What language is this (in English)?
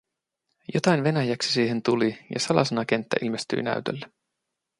Finnish